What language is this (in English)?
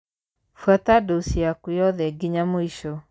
Kikuyu